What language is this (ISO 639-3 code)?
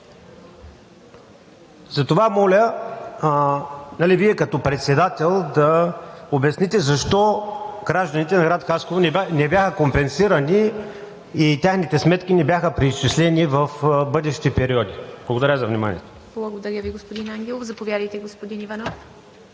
bul